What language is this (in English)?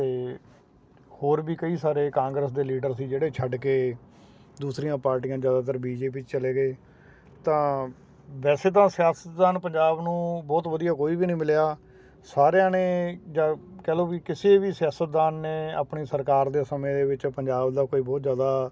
Punjabi